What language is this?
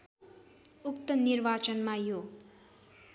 Nepali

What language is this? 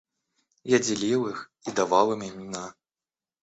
Russian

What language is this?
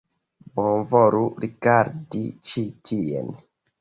Esperanto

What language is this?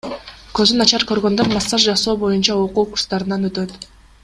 Kyrgyz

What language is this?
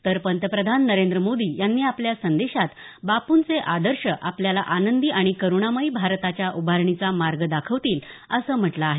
Marathi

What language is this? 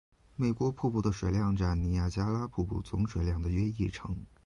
Chinese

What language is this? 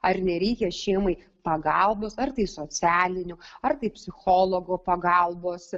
Lithuanian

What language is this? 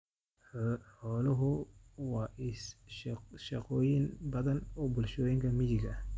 Somali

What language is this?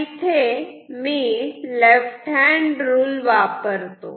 Marathi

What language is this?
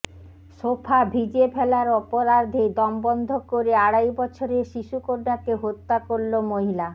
Bangla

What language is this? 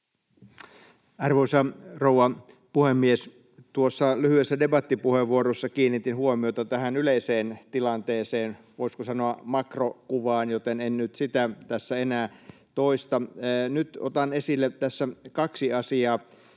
Finnish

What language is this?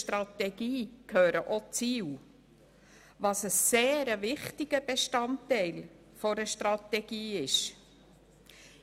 Swiss German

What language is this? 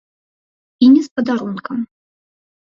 Belarusian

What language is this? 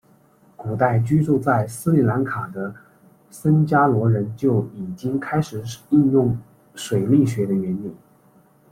Chinese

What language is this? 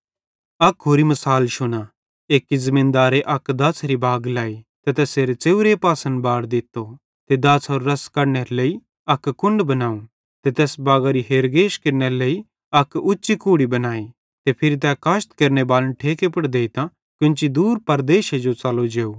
Bhadrawahi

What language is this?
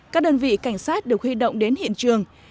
Vietnamese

